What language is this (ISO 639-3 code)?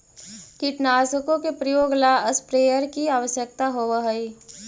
mag